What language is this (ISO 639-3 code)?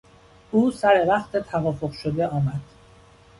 fas